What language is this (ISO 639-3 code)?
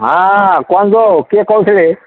ori